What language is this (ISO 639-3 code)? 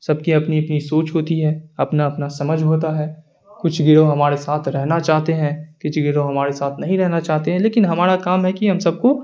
urd